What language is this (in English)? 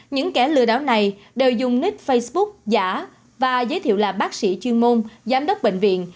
Vietnamese